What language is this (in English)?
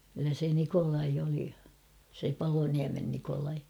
Finnish